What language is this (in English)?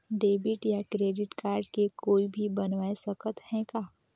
Chhattisgarhi